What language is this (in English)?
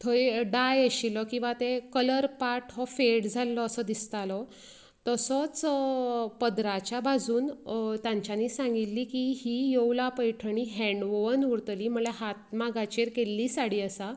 Konkani